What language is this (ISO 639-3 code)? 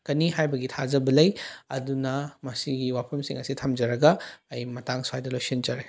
mni